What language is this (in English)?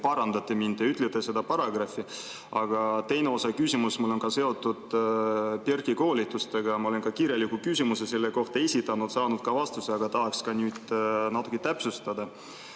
Estonian